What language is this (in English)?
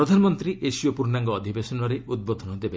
Odia